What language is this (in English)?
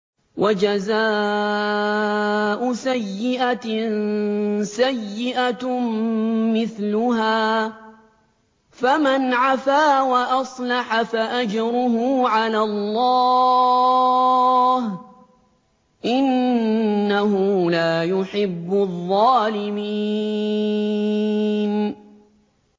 Arabic